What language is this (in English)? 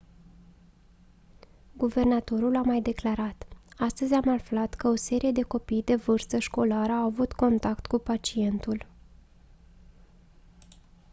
Romanian